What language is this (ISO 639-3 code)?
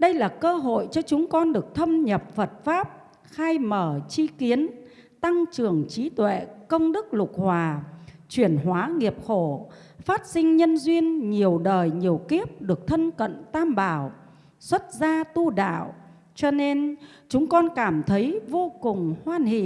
vie